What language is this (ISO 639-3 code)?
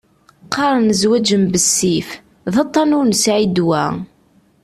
kab